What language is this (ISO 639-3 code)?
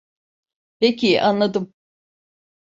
tur